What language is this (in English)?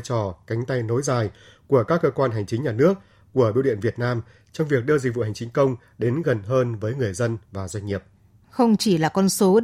Vietnamese